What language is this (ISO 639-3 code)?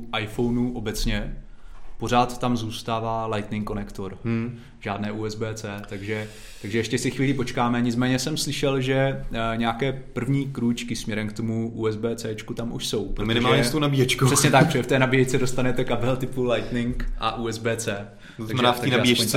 ces